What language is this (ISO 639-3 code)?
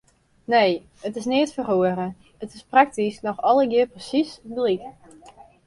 fry